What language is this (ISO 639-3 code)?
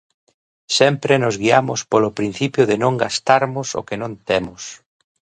glg